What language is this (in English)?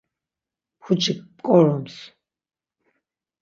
Laz